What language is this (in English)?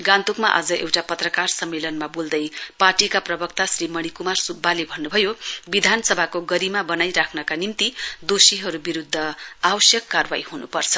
Nepali